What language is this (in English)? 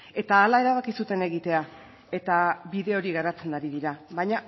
Basque